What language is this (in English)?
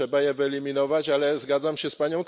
Polish